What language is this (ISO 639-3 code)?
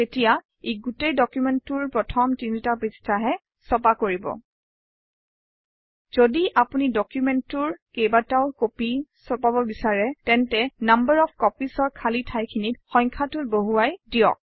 asm